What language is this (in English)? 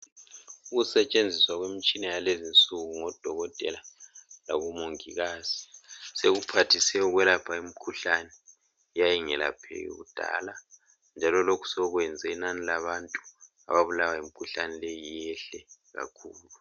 North Ndebele